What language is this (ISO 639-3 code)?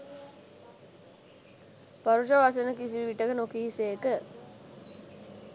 sin